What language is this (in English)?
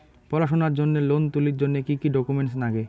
Bangla